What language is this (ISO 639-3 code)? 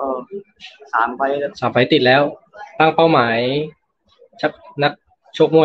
tha